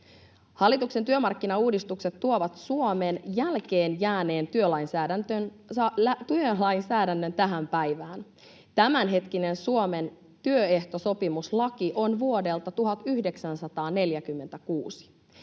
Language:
Finnish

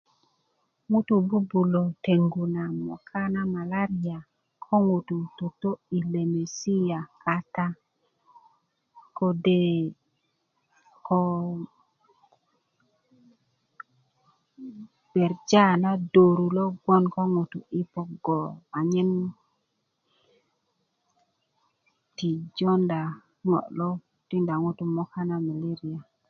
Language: Kuku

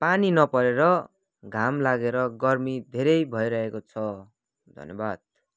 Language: Nepali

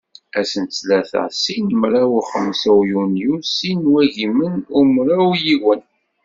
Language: Kabyle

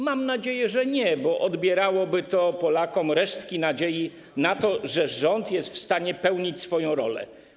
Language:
Polish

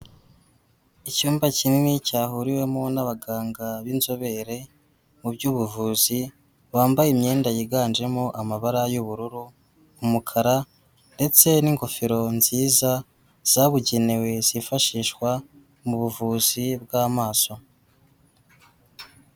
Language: Kinyarwanda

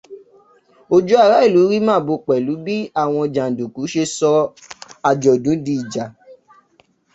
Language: Yoruba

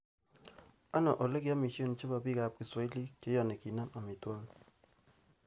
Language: Kalenjin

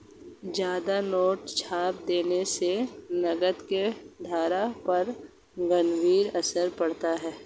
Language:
Hindi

